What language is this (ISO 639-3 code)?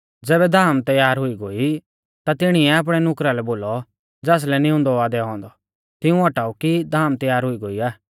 bfz